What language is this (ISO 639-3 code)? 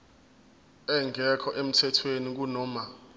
zul